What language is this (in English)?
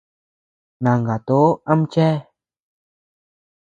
Tepeuxila Cuicatec